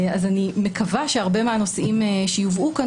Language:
Hebrew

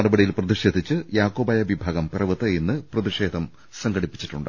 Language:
Malayalam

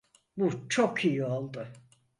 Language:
Turkish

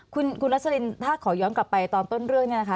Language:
Thai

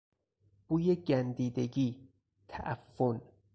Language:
Persian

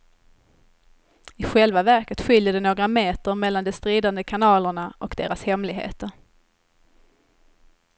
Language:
Swedish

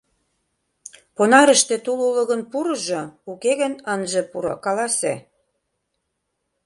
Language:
Mari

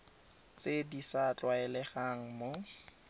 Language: Tswana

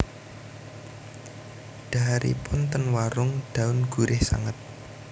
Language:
Javanese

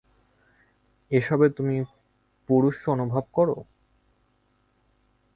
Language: Bangla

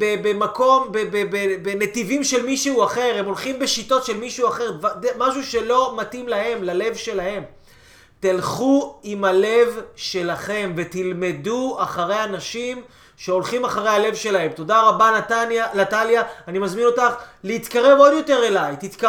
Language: Hebrew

